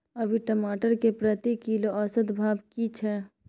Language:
Maithili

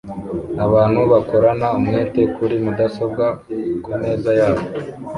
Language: Kinyarwanda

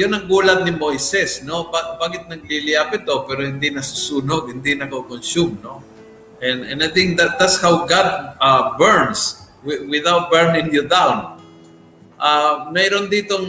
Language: Filipino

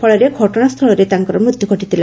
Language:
Odia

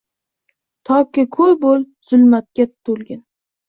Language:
Uzbek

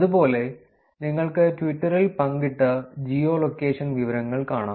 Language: Malayalam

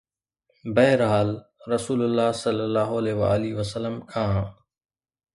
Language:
Sindhi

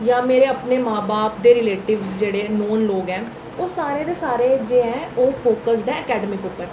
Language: Dogri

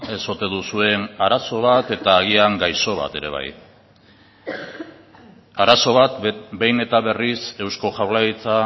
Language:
Basque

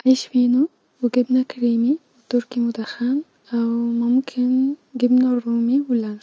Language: Egyptian Arabic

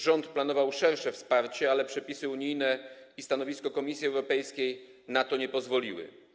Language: Polish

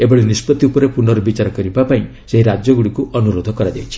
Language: Odia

